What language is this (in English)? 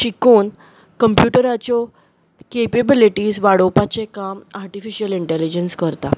Konkani